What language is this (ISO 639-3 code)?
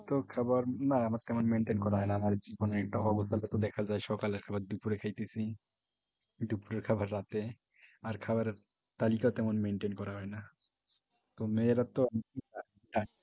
ben